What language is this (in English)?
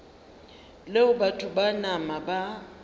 Northern Sotho